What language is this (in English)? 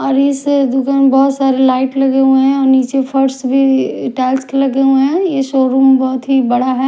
Hindi